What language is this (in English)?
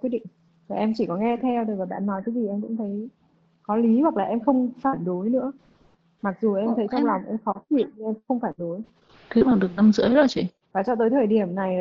Vietnamese